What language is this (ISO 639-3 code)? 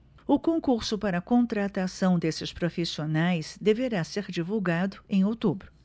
por